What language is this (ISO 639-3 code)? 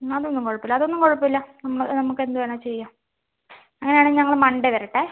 mal